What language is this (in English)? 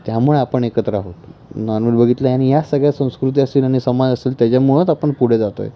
Marathi